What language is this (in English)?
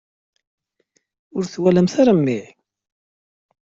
Kabyle